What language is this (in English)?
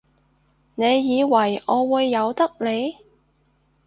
Cantonese